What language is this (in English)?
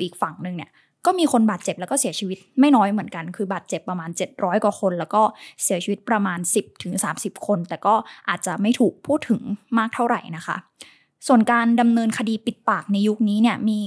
Thai